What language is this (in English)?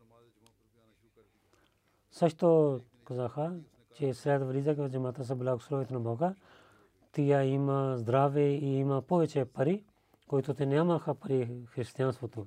Bulgarian